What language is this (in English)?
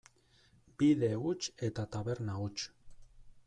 Basque